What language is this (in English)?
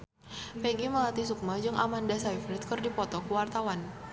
Sundanese